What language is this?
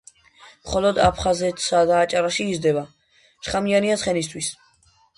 Georgian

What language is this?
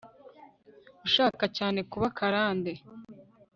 Kinyarwanda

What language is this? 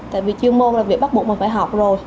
Vietnamese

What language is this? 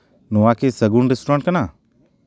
Santali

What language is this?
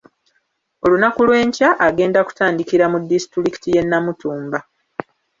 Ganda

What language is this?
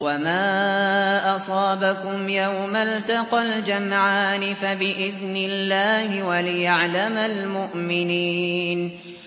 Arabic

